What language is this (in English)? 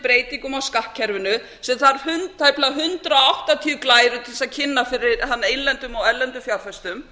Icelandic